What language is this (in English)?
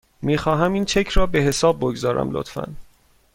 Persian